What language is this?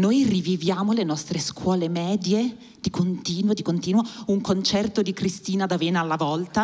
Italian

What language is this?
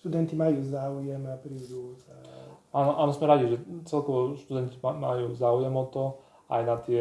Slovak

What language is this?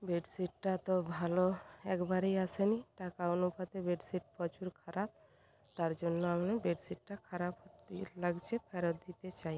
Bangla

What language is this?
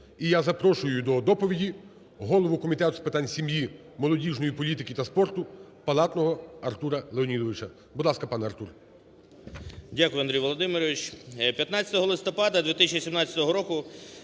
Ukrainian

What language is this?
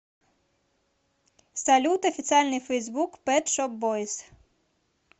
Russian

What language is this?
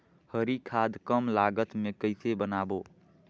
Chhattisgarhi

